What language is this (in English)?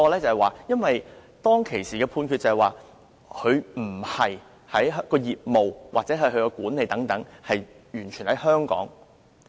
Cantonese